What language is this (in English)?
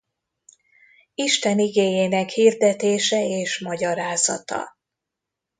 Hungarian